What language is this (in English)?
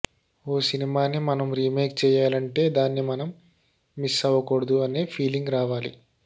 Telugu